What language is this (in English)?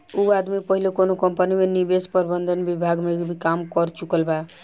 Bhojpuri